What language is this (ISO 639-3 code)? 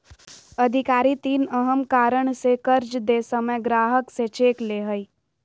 mag